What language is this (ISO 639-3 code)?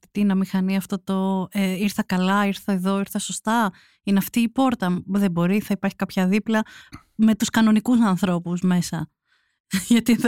ell